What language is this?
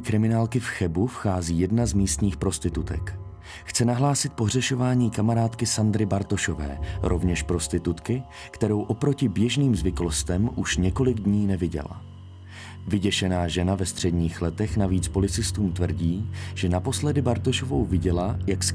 Czech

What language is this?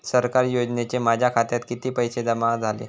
Marathi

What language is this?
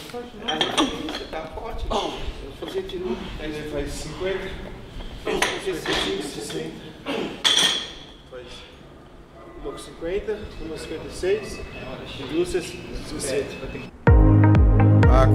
Portuguese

